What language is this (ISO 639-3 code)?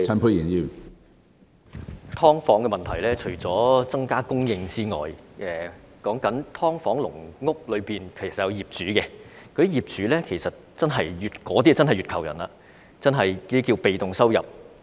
yue